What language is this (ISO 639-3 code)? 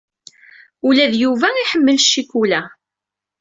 kab